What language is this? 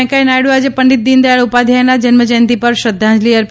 Gujarati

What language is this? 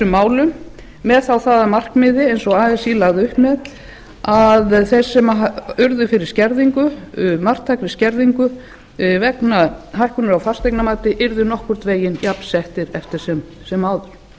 Icelandic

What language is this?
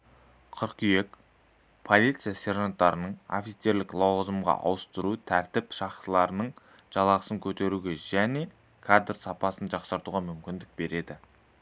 Kazakh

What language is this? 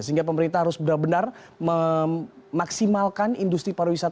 Indonesian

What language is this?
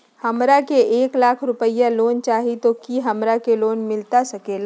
Magahi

